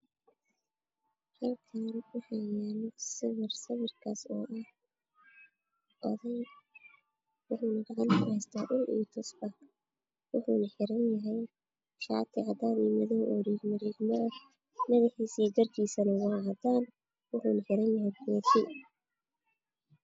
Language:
Somali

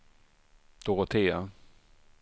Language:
Swedish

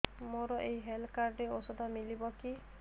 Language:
Odia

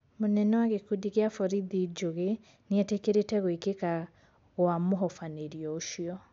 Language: Kikuyu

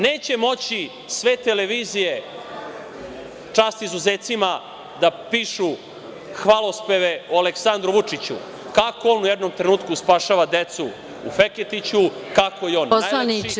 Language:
Serbian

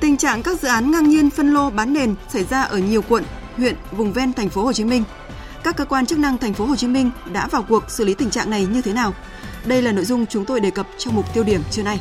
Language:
Vietnamese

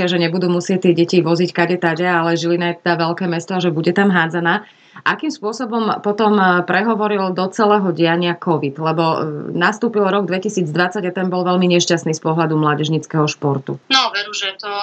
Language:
Slovak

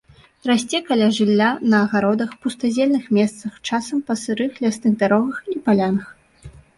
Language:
Belarusian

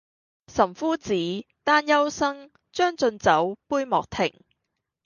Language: Cantonese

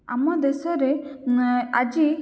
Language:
Odia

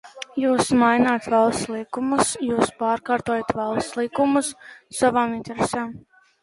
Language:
Latvian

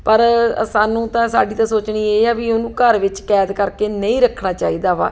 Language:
Punjabi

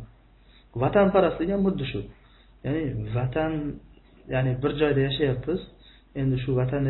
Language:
Turkish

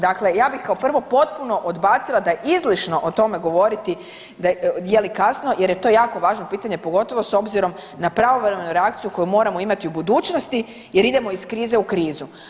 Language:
Croatian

